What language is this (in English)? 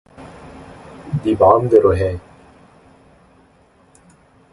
Korean